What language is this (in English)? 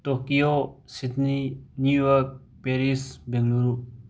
Manipuri